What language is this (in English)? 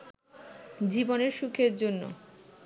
Bangla